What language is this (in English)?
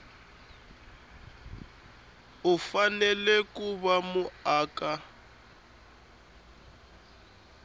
Tsonga